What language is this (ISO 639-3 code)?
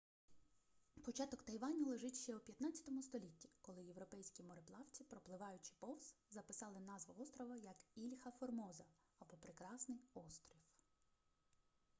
ukr